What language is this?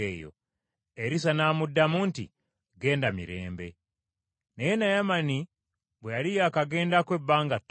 Ganda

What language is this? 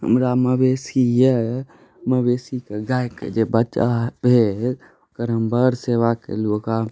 Maithili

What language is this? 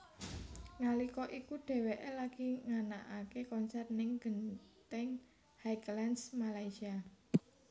Javanese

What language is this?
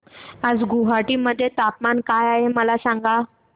Marathi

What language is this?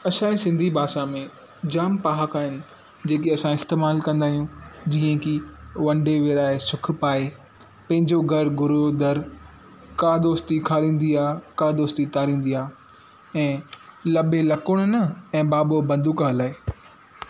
Sindhi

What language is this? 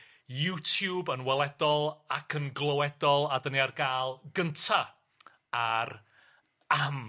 Welsh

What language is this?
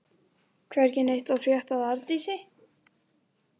Icelandic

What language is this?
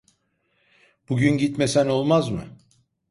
Turkish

